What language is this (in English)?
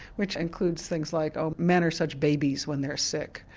English